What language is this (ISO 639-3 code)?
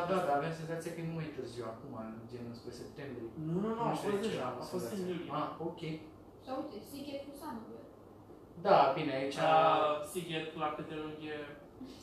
ron